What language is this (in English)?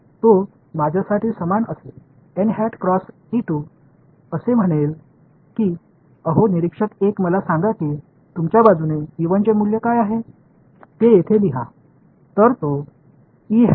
Marathi